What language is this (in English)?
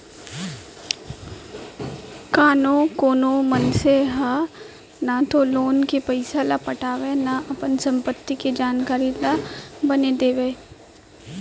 Chhattisgarhi